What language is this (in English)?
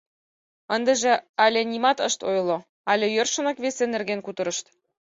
Mari